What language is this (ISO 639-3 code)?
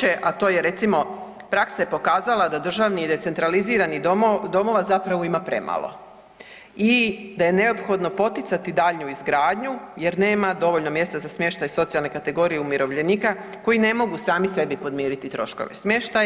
hrv